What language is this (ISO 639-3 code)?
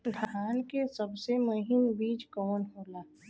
bho